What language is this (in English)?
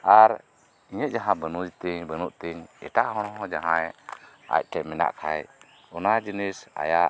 Santali